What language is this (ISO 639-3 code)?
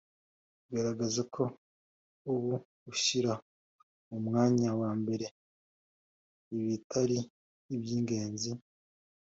kin